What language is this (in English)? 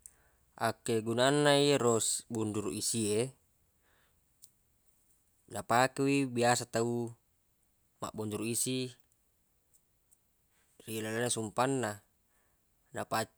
Buginese